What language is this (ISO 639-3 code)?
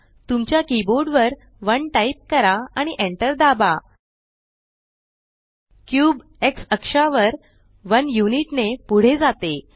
mar